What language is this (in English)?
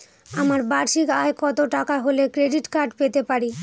Bangla